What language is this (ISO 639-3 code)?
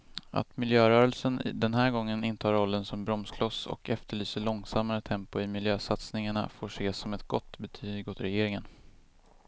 swe